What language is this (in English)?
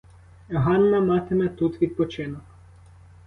Ukrainian